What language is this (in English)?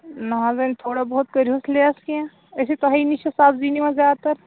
Kashmiri